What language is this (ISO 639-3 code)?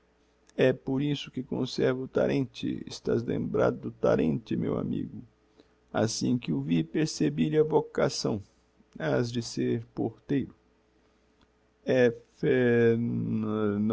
por